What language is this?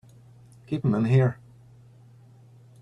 English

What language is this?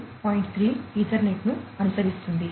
Telugu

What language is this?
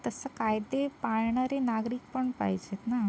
Marathi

